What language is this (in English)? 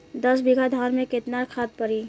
Bhojpuri